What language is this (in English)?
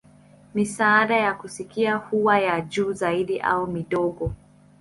Swahili